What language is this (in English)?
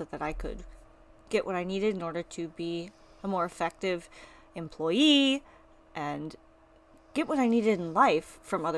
English